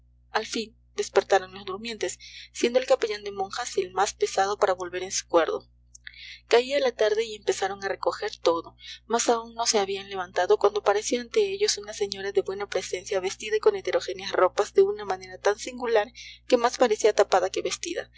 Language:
Spanish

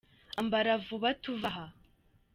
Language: Kinyarwanda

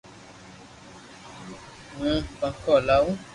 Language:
Loarki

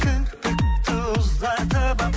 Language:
Kazakh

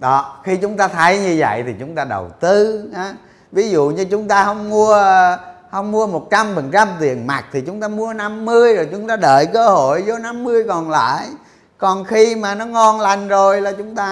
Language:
Vietnamese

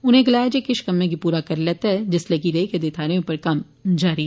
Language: Dogri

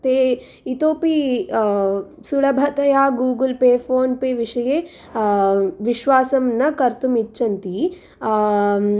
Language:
Sanskrit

